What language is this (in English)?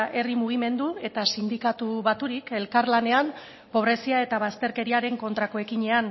Basque